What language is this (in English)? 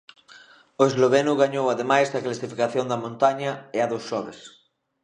Galician